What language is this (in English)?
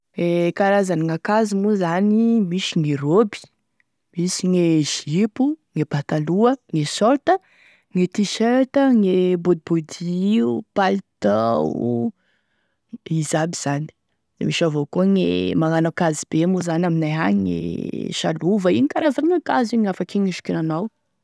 Tesaka Malagasy